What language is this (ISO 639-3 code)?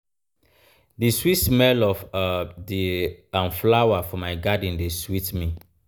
pcm